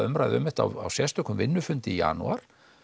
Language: Icelandic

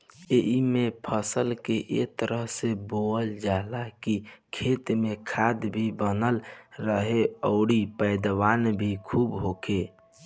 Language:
Bhojpuri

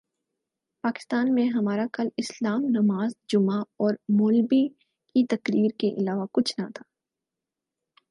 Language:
Urdu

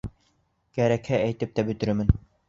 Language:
Bashkir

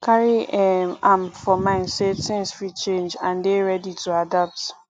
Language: Nigerian Pidgin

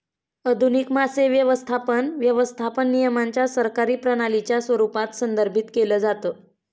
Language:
Marathi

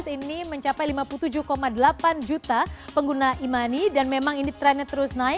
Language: Indonesian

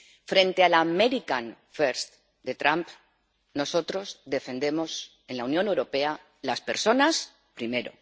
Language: Spanish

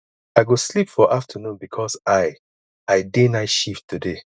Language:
Nigerian Pidgin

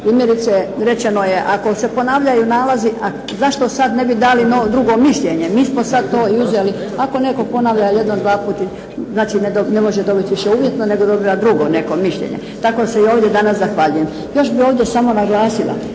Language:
Croatian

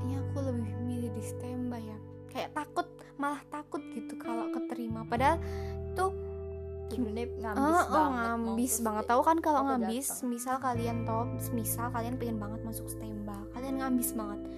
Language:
Indonesian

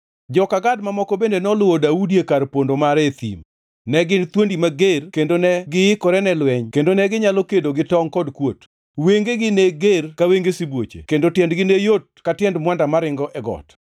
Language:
Luo (Kenya and Tanzania)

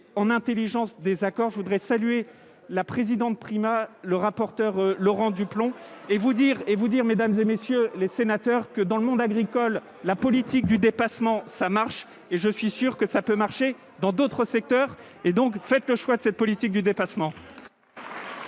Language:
French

